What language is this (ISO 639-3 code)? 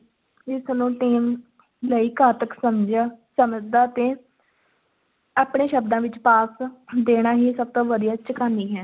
pan